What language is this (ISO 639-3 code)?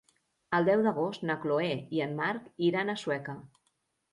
cat